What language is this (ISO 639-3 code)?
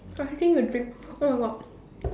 eng